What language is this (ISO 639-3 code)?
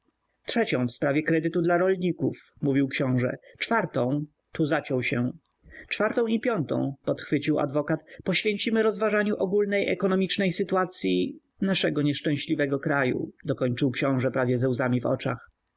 pol